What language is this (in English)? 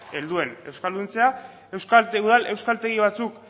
Basque